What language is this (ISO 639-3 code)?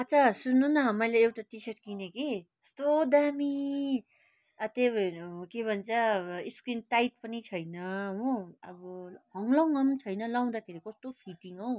nep